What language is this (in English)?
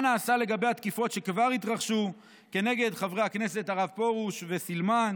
Hebrew